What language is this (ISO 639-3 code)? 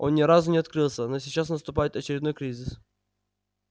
rus